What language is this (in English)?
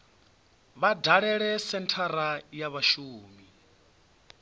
Venda